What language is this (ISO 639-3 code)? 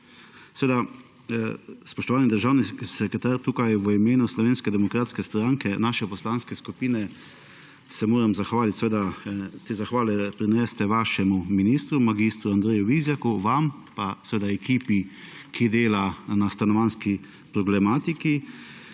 slv